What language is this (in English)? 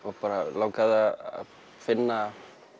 Icelandic